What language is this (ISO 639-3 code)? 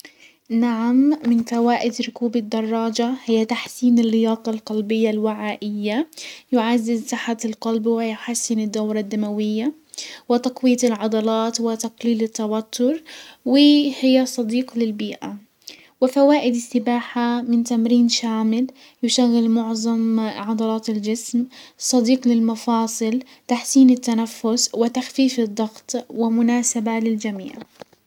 acw